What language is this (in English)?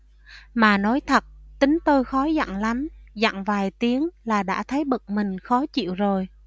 Vietnamese